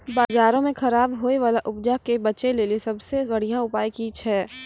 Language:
Maithili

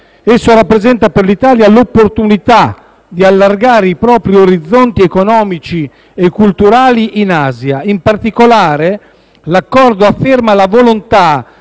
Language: Italian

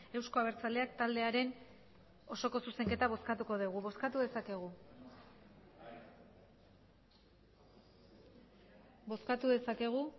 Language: Basque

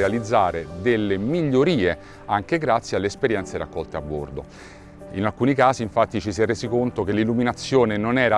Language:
Italian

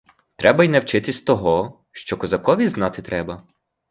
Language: Ukrainian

